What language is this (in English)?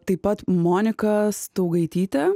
Lithuanian